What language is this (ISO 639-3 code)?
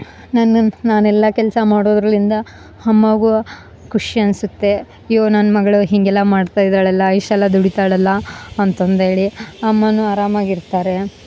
kan